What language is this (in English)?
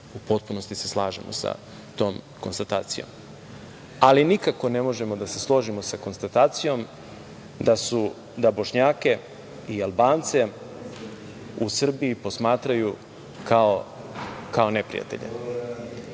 Serbian